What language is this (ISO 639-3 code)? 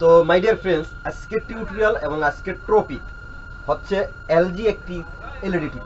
ben